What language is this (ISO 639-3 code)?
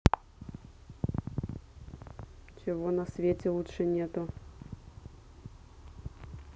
rus